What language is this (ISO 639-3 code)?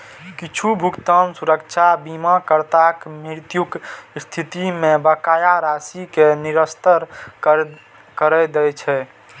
mai